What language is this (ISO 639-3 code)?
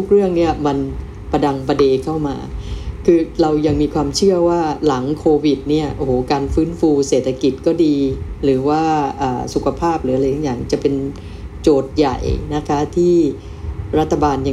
tha